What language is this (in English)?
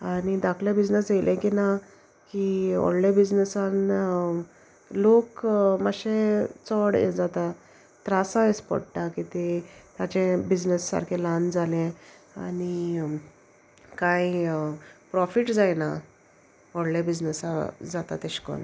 Konkani